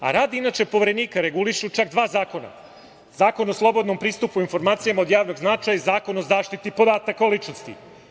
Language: Serbian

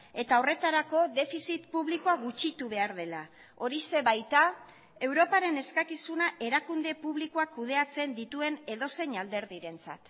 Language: Basque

